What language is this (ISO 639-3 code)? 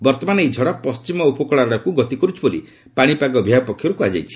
ori